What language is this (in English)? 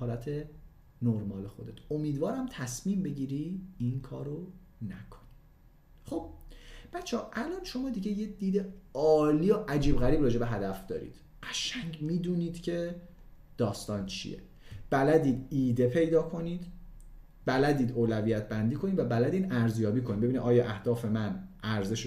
Persian